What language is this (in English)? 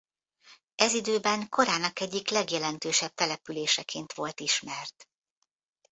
Hungarian